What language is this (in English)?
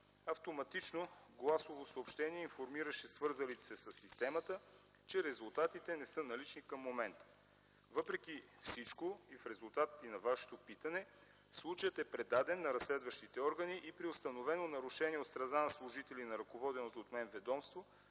Bulgarian